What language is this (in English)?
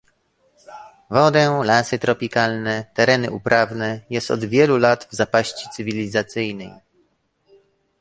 Polish